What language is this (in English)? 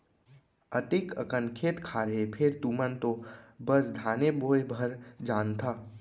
Chhattisgarhi